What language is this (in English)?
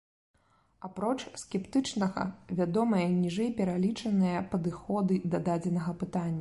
Belarusian